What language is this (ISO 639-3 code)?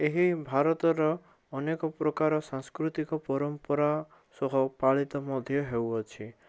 ori